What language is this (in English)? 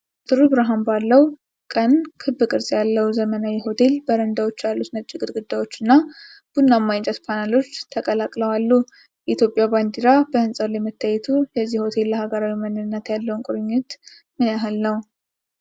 Amharic